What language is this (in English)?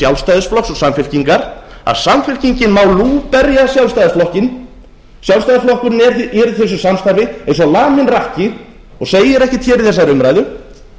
Icelandic